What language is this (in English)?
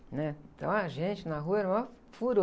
Portuguese